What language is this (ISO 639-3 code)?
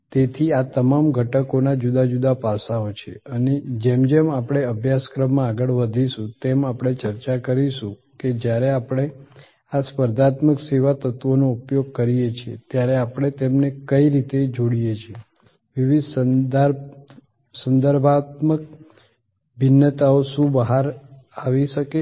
guj